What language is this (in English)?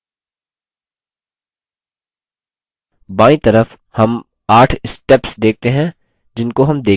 Hindi